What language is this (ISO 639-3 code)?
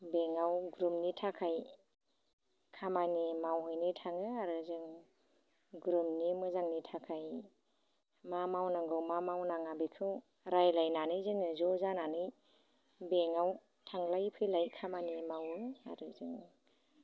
brx